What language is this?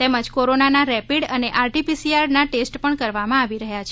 Gujarati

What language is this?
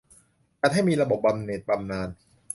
Thai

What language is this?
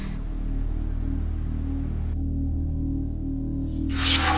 Vietnamese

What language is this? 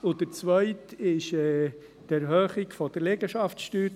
Swiss German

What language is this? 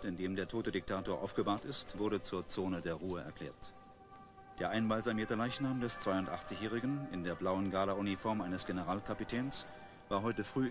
German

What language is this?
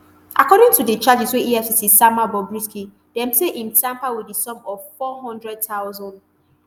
Nigerian Pidgin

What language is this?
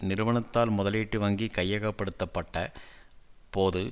Tamil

